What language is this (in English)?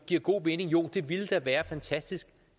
Danish